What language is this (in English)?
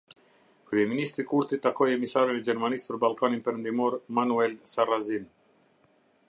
Albanian